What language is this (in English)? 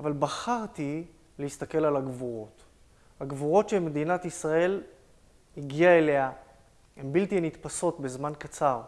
Hebrew